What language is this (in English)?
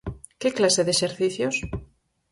Galician